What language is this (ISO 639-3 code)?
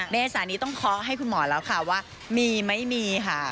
tha